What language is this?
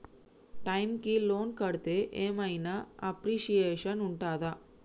Telugu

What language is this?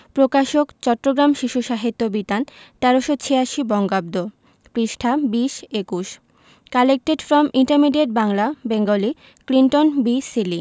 Bangla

